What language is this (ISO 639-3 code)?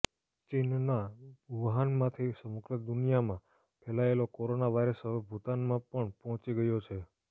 guj